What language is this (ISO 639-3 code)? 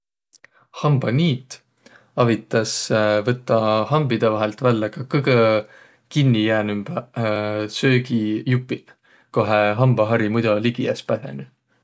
vro